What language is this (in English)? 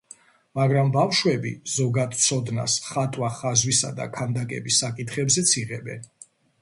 Georgian